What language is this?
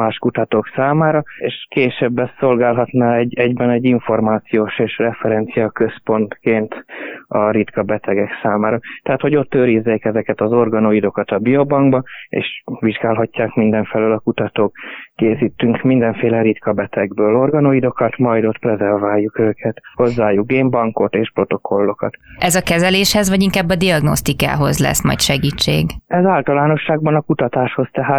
Hungarian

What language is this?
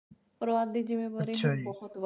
Punjabi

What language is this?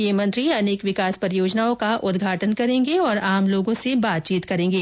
Hindi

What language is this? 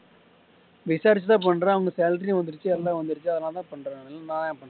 Tamil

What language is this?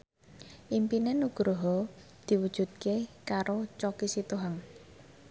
Javanese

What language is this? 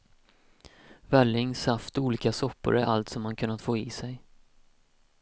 Swedish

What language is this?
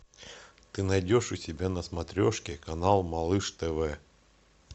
Russian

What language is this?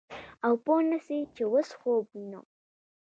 Pashto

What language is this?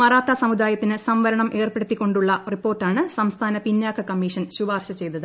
Malayalam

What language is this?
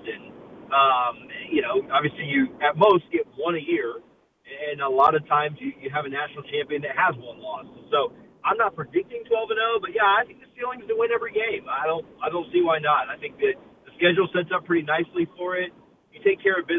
English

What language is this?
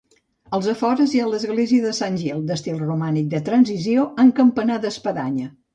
Catalan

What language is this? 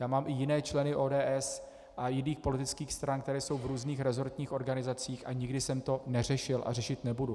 Czech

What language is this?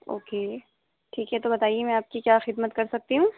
Urdu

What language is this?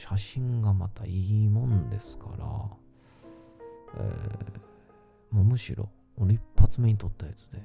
Japanese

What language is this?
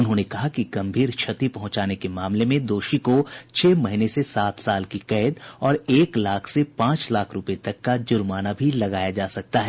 Hindi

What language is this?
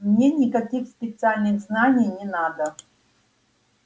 Russian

